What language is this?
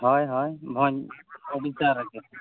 Santali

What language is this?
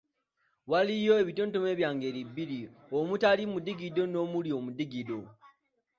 Ganda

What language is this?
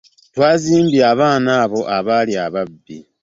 Ganda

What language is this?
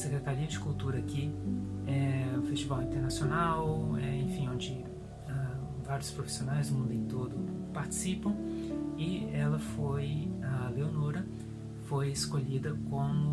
Portuguese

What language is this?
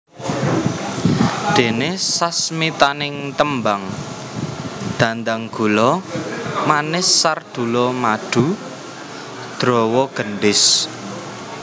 Javanese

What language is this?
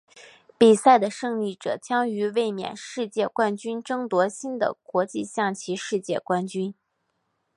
Chinese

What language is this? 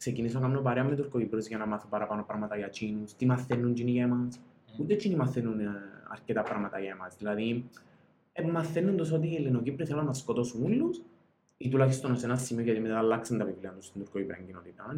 Greek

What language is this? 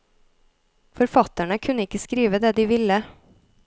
Norwegian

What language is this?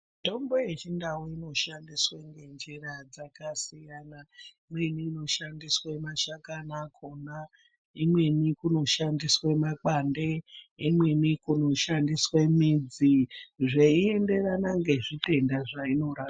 Ndau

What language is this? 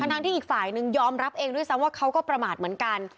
Thai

